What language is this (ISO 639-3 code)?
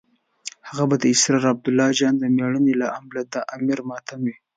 pus